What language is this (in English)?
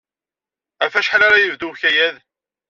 Kabyle